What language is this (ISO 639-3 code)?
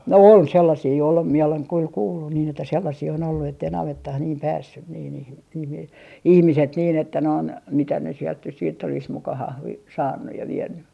fin